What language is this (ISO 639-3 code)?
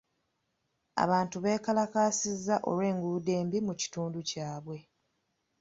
lug